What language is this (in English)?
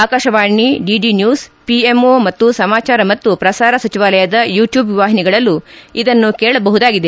Kannada